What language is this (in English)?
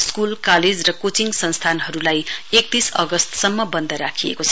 Nepali